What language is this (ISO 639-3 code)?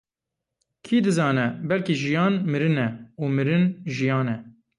kur